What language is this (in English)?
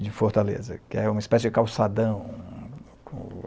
Portuguese